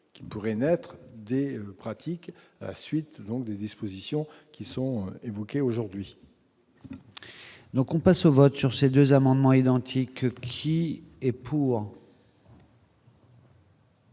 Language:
French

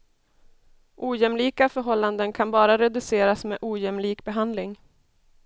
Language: Swedish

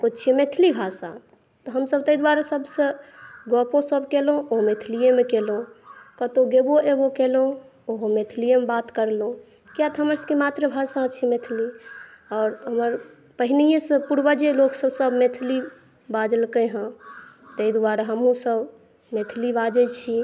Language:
Maithili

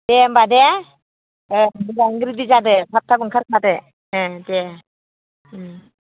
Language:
Bodo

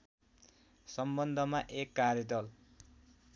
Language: Nepali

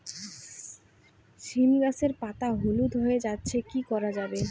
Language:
Bangla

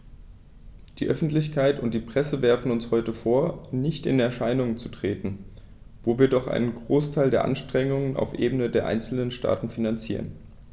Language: German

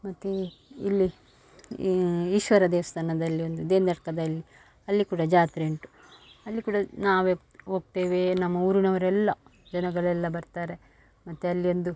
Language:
Kannada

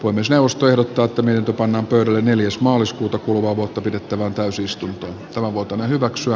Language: Finnish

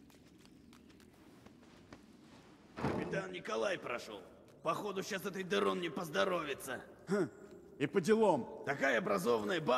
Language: Russian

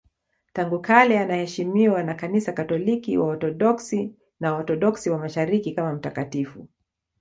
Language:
Swahili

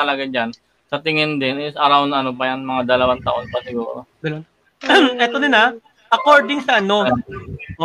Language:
Filipino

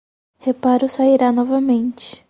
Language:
Portuguese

